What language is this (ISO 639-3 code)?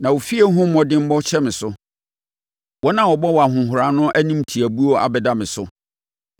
aka